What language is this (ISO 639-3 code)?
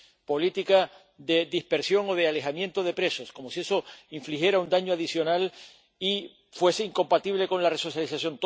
spa